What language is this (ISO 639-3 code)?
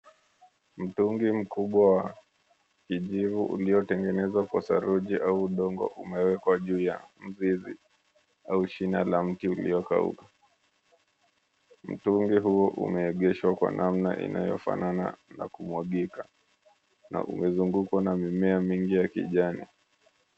swa